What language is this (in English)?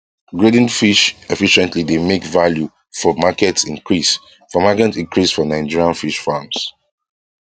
Nigerian Pidgin